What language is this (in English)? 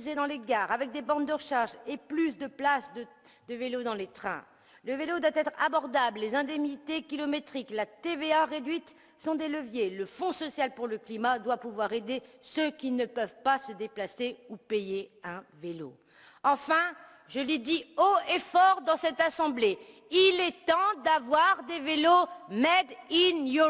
French